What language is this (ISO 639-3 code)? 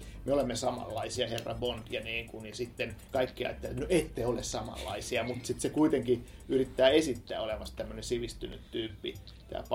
fin